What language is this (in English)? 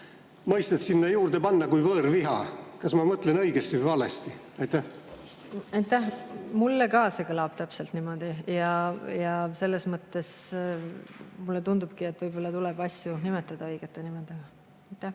Estonian